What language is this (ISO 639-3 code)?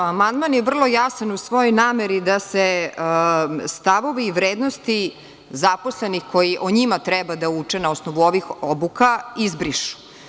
srp